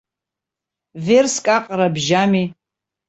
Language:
Abkhazian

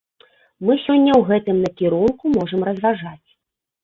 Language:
Belarusian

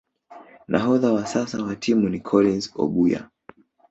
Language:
Swahili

